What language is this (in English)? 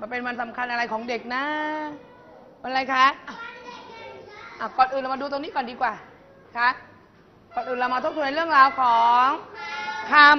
Thai